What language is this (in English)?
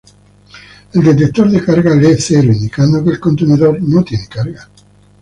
Spanish